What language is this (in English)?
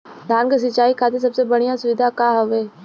Bhojpuri